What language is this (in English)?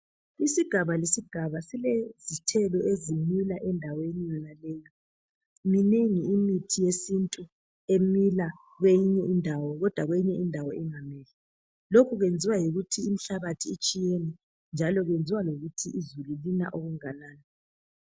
North Ndebele